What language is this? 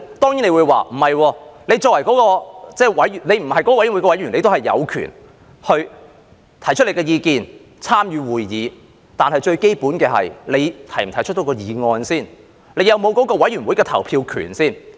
Cantonese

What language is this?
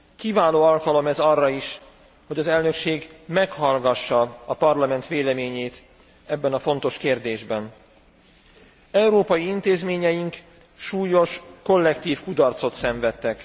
Hungarian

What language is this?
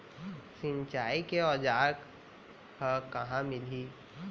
Chhattisgarhi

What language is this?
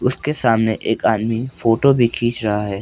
Hindi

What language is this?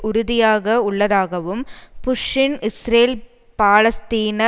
Tamil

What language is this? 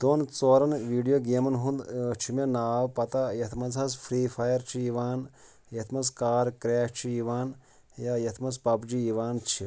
Kashmiri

